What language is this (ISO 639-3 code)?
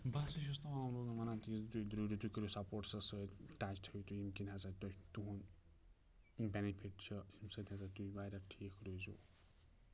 kas